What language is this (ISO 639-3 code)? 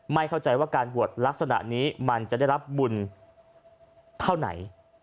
tha